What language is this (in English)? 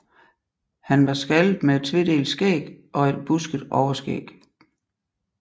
Danish